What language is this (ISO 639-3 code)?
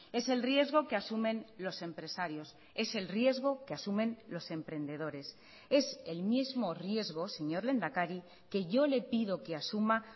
spa